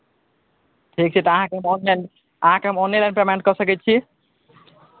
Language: Maithili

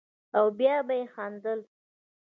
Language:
Pashto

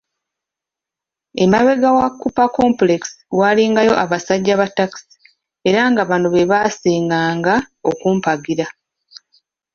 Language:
Ganda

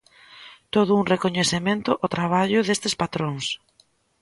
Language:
Galician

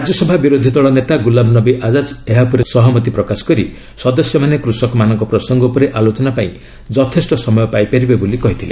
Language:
Odia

